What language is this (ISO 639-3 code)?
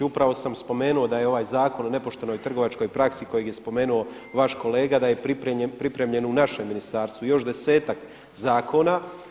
hrv